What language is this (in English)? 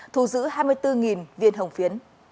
Vietnamese